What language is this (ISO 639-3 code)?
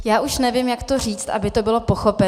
ces